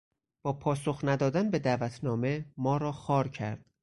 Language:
Persian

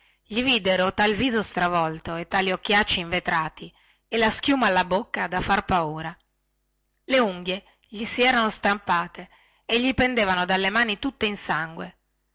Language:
Italian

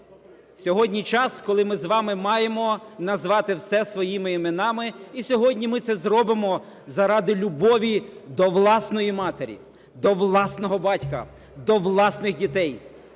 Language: Ukrainian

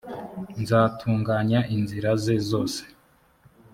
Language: Kinyarwanda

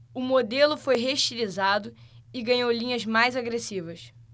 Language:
Portuguese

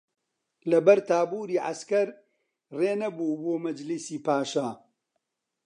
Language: Central Kurdish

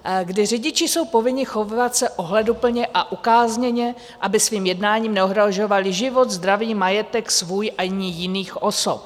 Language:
Czech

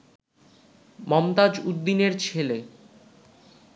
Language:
Bangla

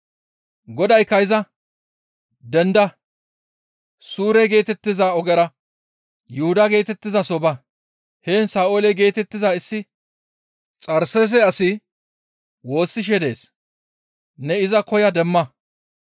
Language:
Gamo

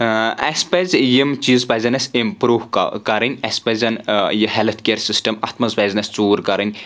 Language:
Kashmiri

